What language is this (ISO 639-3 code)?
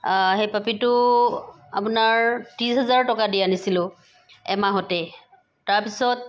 asm